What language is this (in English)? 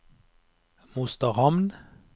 Norwegian